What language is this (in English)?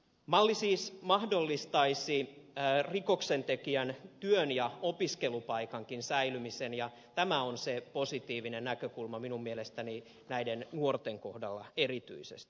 Finnish